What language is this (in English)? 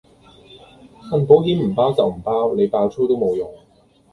Cantonese